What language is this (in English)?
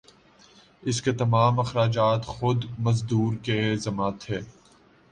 Urdu